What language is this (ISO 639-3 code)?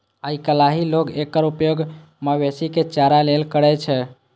mai